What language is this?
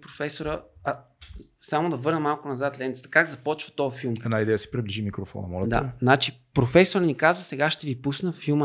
Bulgarian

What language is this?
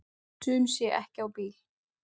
Icelandic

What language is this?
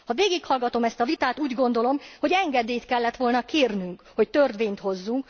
Hungarian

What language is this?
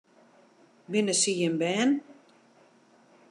Western Frisian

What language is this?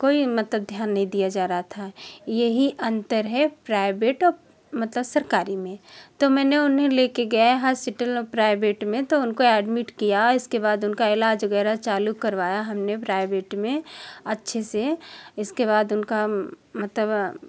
Hindi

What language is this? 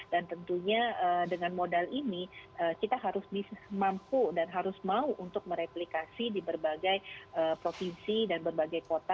Indonesian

